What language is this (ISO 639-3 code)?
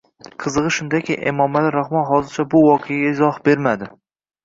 uzb